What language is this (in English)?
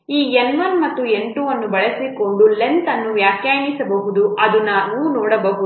Kannada